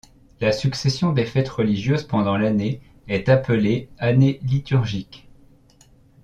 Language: French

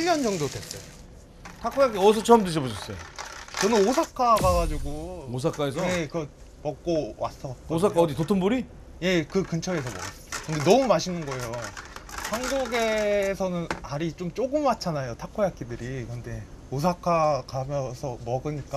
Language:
Korean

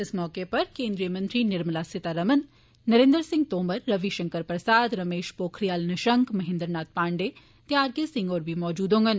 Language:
Dogri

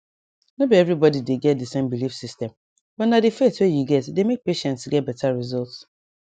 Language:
Nigerian Pidgin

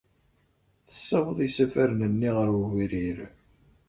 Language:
Kabyle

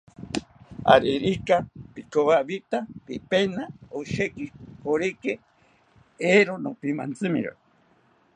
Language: South Ucayali Ashéninka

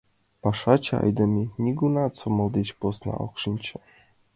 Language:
Mari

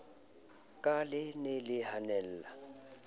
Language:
Southern Sotho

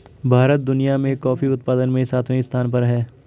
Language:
Hindi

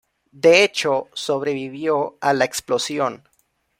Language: Spanish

